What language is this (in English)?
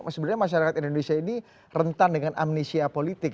Indonesian